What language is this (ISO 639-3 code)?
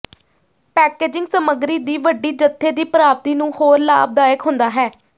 pan